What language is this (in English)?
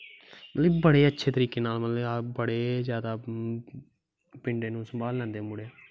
Dogri